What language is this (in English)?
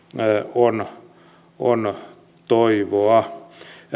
Finnish